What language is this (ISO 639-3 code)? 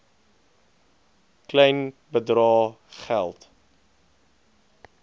afr